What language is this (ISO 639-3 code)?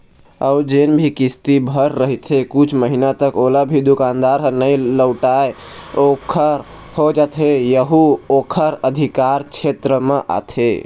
hne